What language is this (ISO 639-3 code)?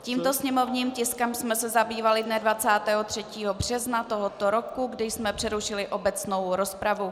ces